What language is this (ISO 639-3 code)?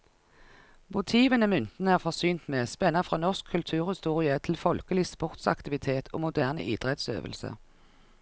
nor